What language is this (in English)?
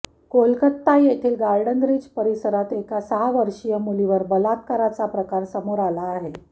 Marathi